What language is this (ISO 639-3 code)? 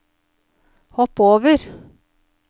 nor